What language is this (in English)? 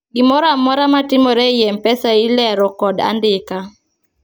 Luo (Kenya and Tanzania)